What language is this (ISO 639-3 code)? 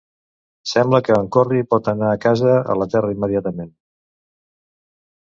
cat